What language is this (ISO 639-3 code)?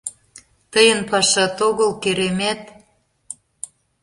chm